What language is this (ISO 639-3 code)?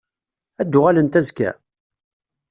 kab